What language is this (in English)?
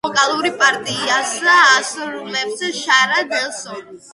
Georgian